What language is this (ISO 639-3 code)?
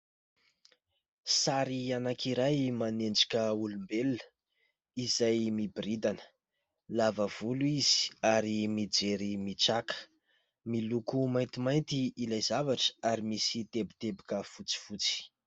mlg